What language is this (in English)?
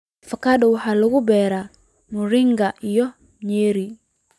Somali